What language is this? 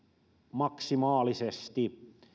Finnish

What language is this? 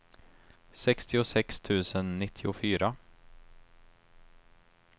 Swedish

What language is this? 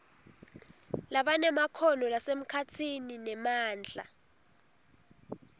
Swati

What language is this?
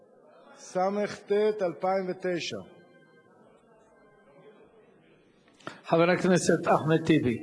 Hebrew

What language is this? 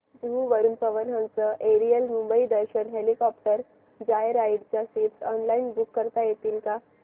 Marathi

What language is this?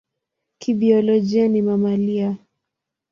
Swahili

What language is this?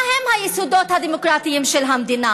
Hebrew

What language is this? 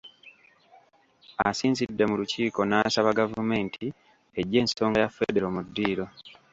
Ganda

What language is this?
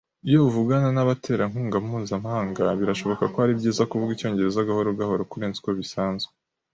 Kinyarwanda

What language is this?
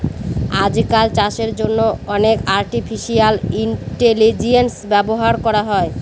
Bangla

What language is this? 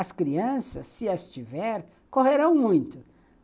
Portuguese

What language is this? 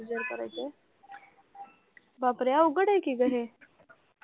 Marathi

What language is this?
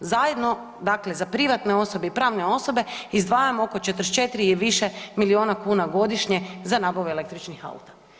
Croatian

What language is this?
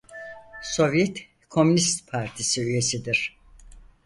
Turkish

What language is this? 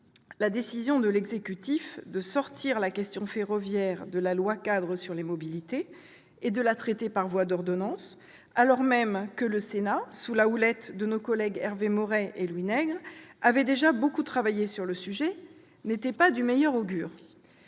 French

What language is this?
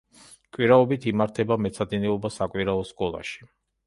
Georgian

